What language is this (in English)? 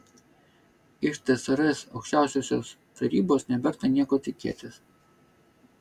Lithuanian